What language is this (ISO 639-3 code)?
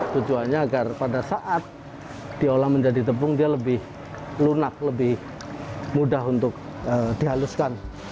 ind